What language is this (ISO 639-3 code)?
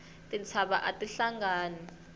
tso